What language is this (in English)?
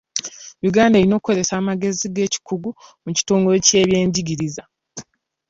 Ganda